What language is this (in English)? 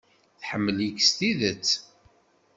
Kabyle